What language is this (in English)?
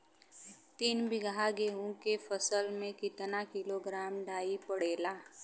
Bhojpuri